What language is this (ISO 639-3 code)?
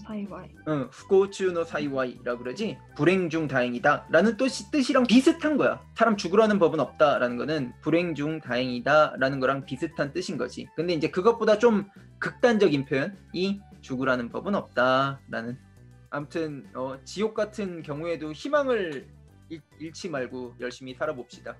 kor